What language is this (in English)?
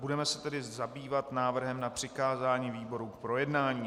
Czech